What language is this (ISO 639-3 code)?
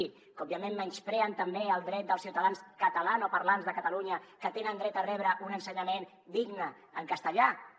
cat